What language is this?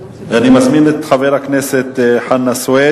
Hebrew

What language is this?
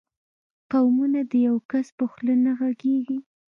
Pashto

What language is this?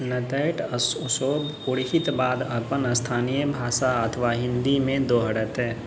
Maithili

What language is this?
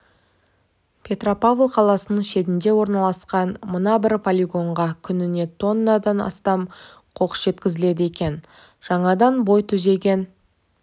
Kazakh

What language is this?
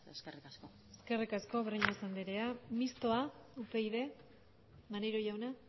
Basque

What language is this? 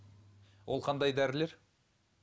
Kazakh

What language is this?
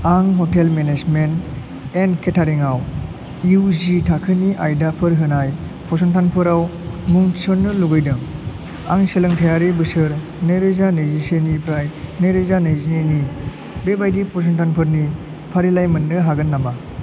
Bodo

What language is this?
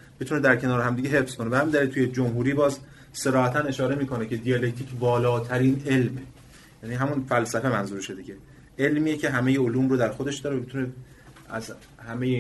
Persian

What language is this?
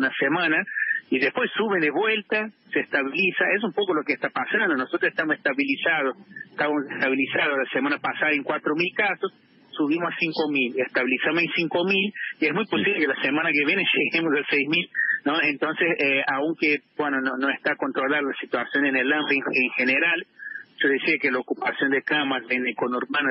Spanish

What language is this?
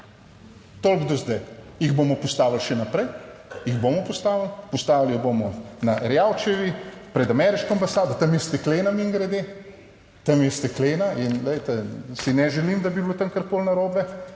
Slovenian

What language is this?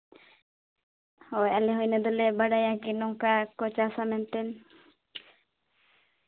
Santali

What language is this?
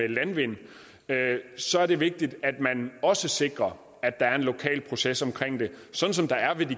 Danish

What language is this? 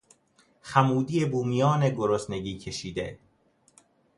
Persian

